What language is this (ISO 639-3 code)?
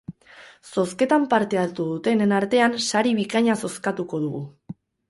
eus